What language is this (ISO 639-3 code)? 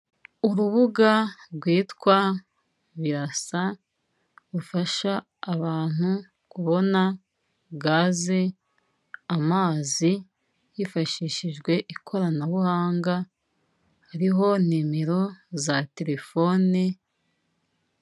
kin